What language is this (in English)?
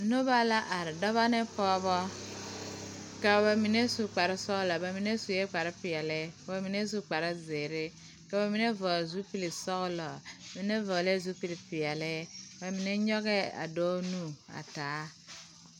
Southern Dagaare